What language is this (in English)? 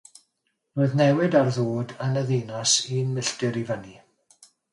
Welsh